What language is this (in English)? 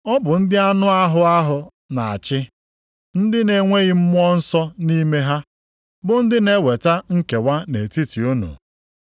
Igbo